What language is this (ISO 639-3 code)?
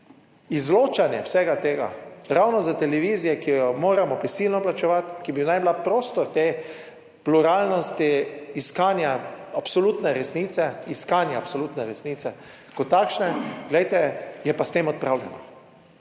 slv